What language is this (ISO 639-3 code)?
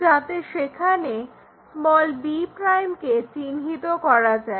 ben